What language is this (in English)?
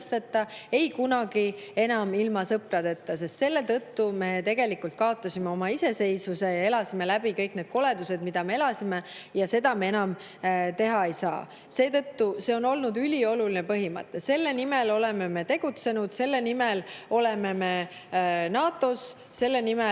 Estonian